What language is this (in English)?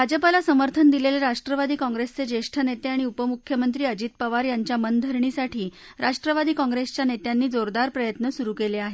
Marathi